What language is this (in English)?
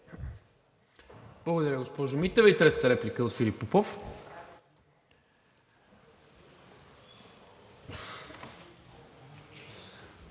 Bulgarian